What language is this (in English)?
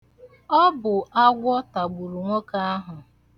Igbo